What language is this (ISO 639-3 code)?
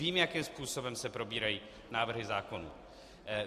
ces